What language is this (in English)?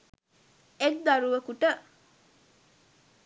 Sinhala